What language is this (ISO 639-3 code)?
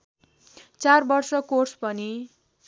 nep